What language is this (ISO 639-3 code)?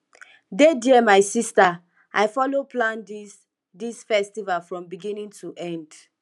pcm